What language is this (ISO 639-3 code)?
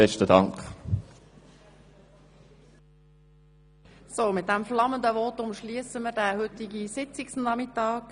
gsw